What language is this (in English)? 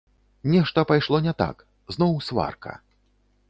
Belarusian